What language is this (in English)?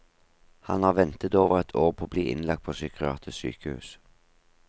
Norwegian